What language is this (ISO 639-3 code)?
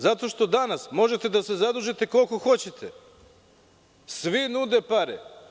srp